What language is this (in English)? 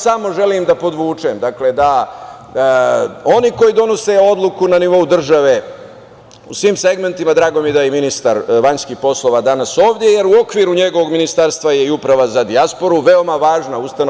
Serbian